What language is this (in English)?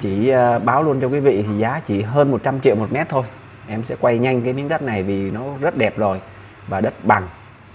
Vietnamese